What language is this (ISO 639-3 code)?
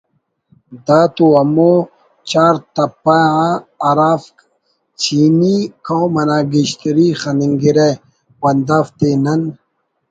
brh